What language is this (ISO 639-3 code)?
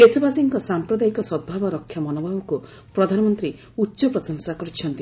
ori